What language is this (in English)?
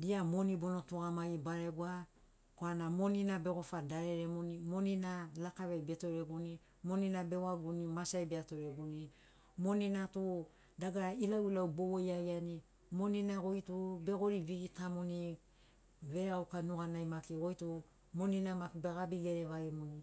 Sinaugoro